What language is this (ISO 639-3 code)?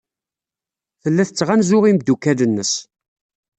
kab